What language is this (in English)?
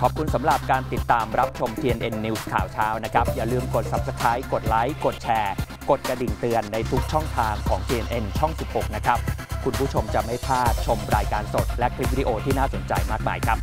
Thai